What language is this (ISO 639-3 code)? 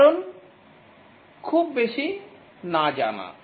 ben